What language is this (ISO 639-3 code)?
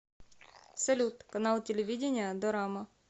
rus